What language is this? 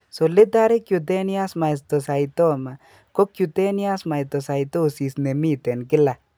Kalenjin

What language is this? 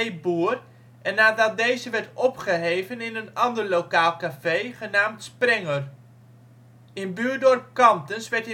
Dutch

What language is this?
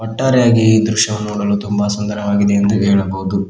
Kannada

